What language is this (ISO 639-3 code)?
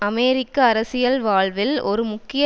tam